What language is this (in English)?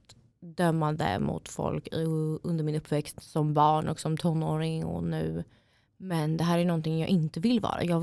Swedish